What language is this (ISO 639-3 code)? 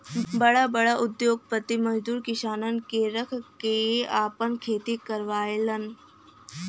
bho